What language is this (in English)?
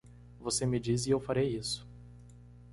Portuguese